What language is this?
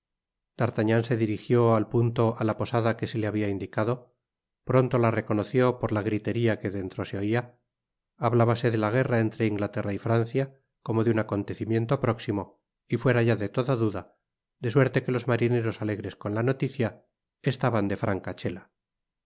Spanish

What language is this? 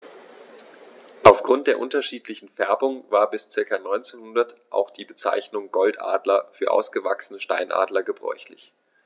German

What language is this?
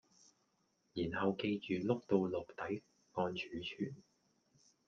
Cantonese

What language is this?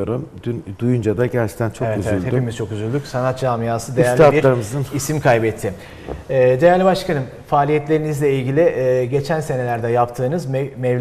Turkish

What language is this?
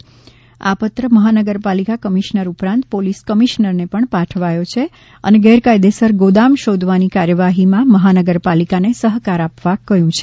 Gujarati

